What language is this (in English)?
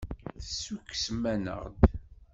Kabyle